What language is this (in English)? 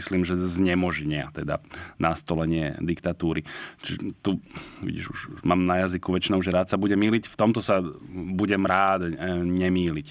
Slovak